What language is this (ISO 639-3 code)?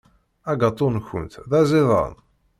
kab